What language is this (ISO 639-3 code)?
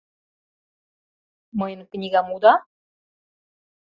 chm